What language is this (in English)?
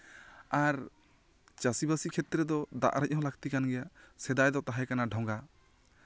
Santali